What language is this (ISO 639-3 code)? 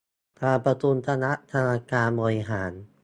tha